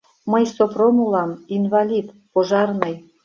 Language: Mari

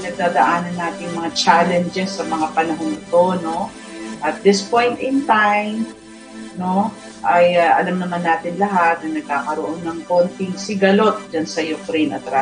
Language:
Filipino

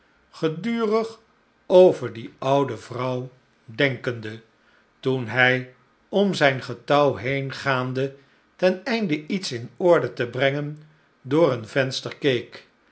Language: Dutch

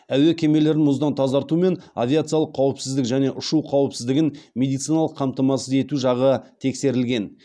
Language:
Kazakh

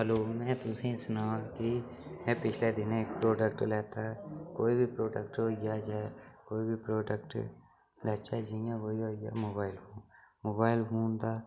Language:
Dogri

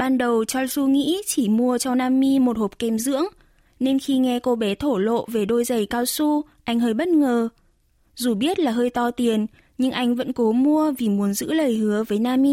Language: Vietnamese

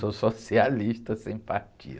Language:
Portuguese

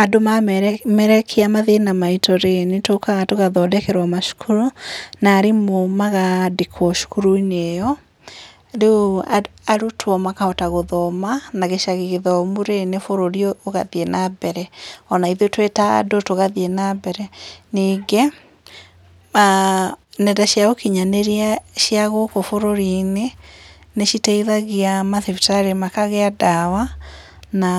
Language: Kikuyu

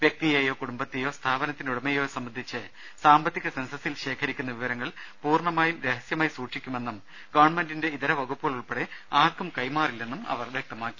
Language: Malayalam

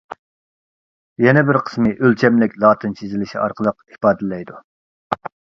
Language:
Uyghur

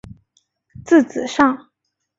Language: Chinese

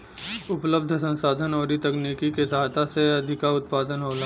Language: Bhojpuri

